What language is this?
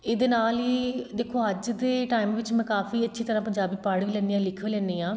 Punjabi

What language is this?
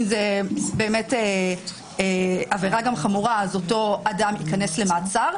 Hebrew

